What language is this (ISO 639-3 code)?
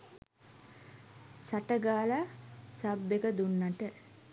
sin